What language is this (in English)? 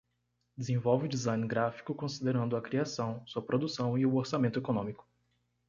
Portuguese